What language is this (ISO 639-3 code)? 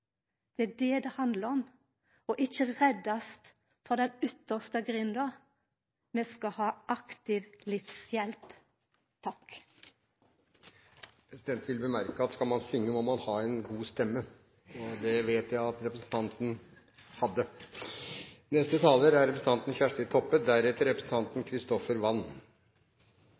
nor